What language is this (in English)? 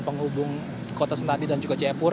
Indonesian